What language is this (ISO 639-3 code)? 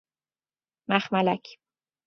fas